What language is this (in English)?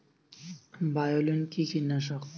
Bangla